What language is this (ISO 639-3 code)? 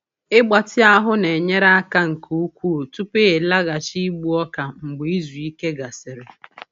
ibo